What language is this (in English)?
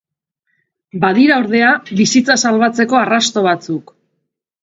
Basque